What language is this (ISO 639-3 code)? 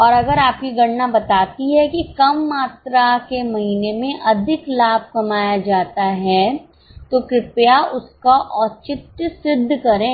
hin